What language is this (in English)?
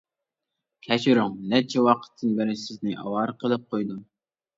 Uyghur